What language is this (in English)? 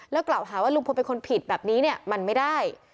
Thai